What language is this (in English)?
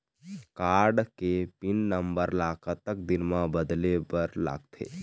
Chhattisgarhi